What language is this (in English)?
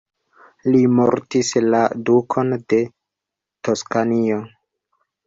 Esperanto